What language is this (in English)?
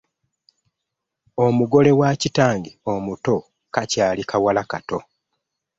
Ganda